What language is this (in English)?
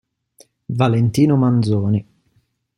Italian